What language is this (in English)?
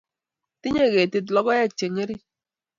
Kalenjin